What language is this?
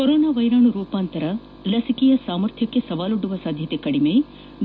Kannada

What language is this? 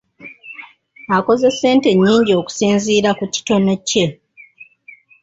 Ganda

